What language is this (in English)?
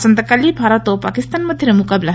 Odia